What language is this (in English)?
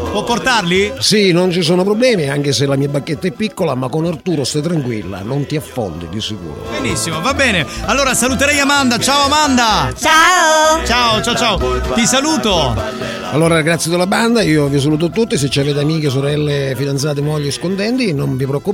Italian